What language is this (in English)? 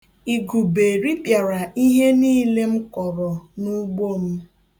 Igbo